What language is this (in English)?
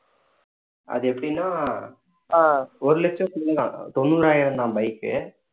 Tamil